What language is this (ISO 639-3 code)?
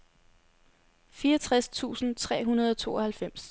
dan